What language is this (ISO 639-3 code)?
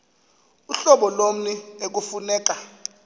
xho